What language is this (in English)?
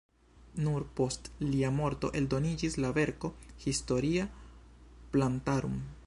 Esperanto